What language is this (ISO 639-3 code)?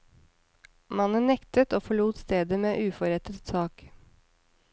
nor